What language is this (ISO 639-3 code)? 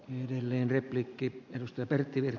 fin